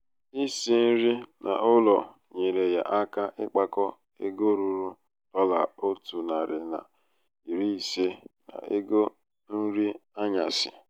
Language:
Igbo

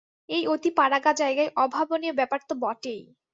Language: Bangla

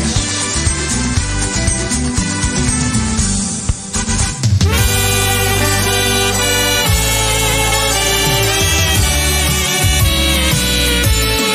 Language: Dutch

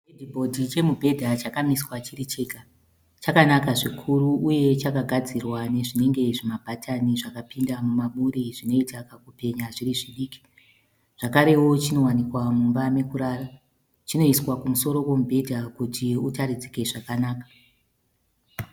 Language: Shona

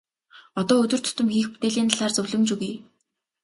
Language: Mongolian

